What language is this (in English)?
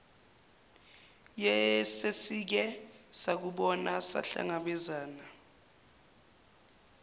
Zulu